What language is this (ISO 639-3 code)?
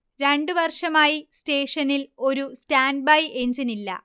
mal